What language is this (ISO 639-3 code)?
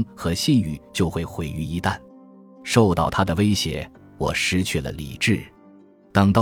zho